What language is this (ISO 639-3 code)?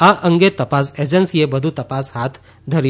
guj